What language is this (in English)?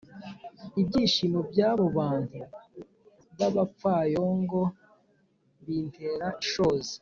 Kinyarwanda